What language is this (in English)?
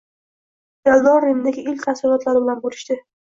Uzbek